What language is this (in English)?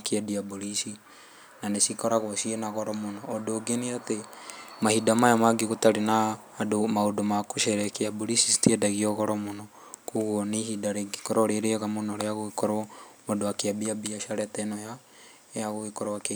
Kikuyu